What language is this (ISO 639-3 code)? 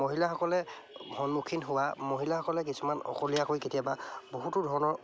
asm